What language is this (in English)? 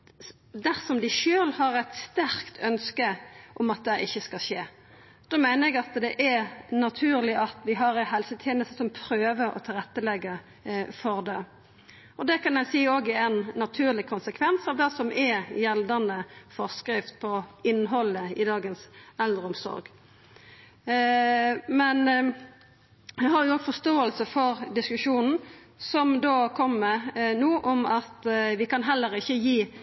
Norwegian Nynorsk